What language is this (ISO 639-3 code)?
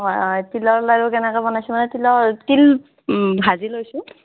asm